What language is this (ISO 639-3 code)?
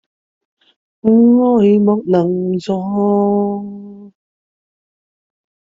yue